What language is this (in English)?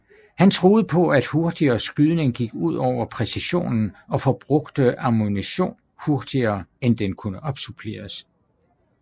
Danish